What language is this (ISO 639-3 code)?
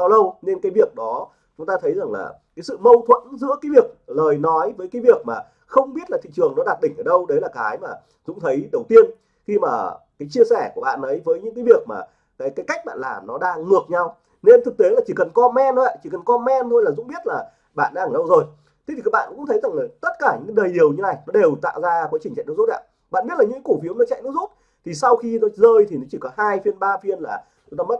vie